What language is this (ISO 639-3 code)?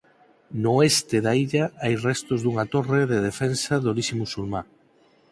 glg